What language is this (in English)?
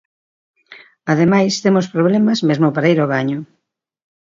Galician